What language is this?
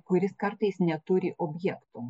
Lithuanian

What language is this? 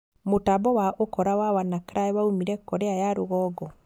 Kikuyu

